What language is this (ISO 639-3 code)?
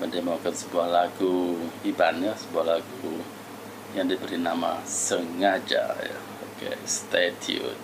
ind